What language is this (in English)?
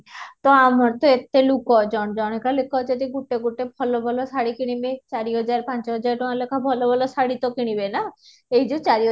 Odia